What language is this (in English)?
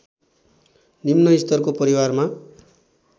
Nepali